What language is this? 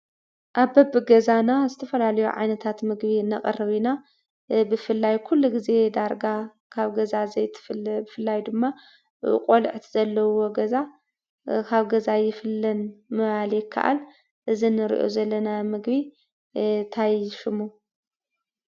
Tigrinya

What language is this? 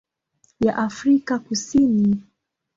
Swahili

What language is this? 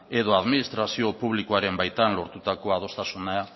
Basque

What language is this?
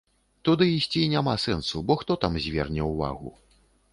Belarusian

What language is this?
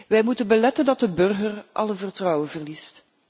Dutch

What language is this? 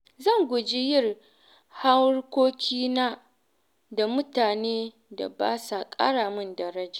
Hausa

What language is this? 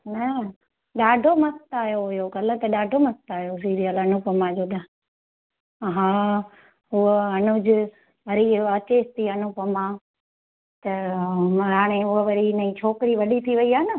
Sindhi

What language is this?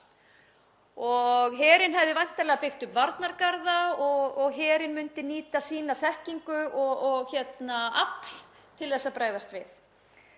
Icelandic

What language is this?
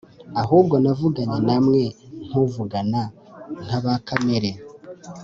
Kinyarwanda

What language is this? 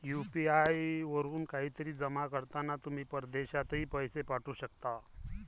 Marathi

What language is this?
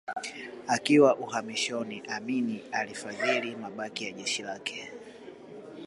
Swahili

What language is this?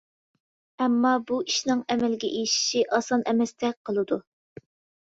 Uyghur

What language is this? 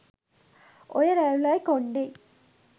Sinhala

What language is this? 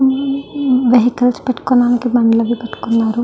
Telugu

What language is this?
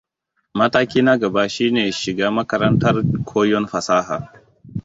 Hausa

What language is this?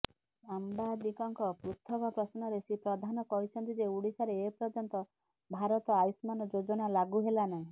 Odia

